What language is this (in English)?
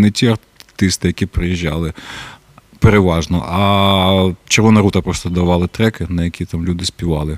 Ukrainian